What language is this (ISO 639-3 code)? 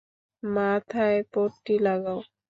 ben